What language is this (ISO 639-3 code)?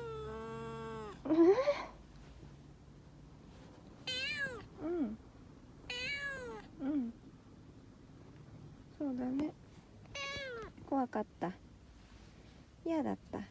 jpn